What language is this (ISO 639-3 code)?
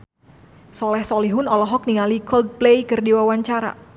sun